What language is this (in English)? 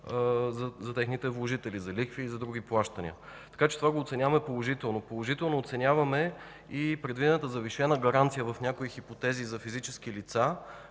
Bulgarian